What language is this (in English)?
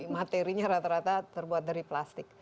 Indonesian